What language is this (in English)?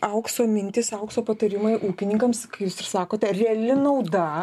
Lithuanian